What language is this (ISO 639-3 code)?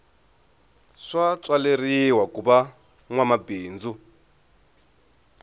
tso